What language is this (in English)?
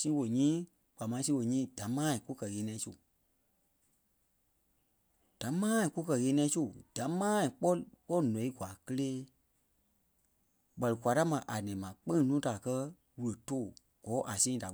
Kpelle